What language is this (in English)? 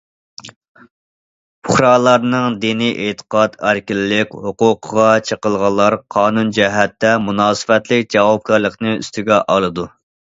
Uyghur